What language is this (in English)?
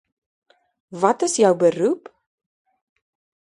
Afrikaans